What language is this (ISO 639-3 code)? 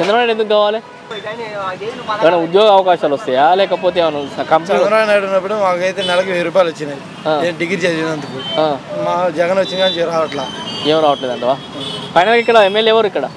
tel